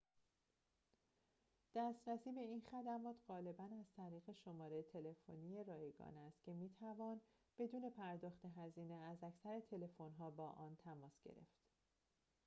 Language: Persian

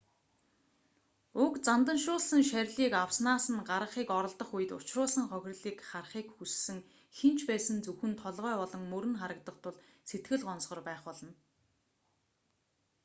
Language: Mongolian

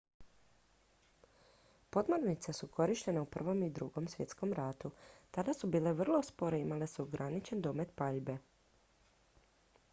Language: Croatian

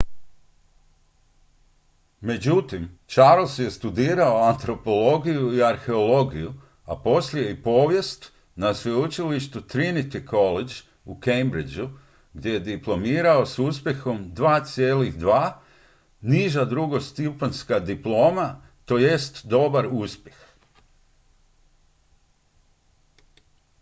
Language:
Croatian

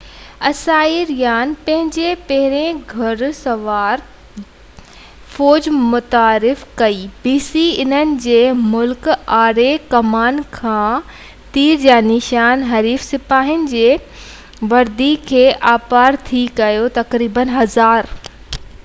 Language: Sindhi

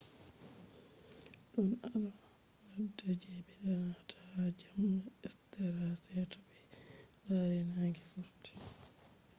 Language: Fula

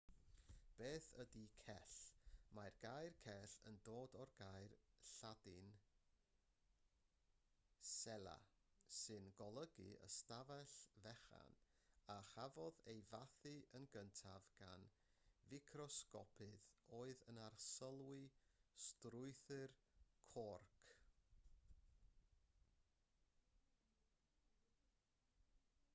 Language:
Welsh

